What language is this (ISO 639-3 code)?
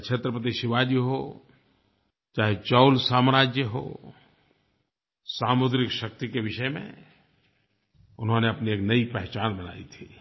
hin